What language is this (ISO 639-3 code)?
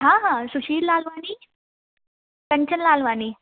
snd